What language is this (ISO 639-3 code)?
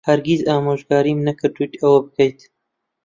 ckb